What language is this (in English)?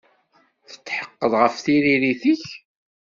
Kabyle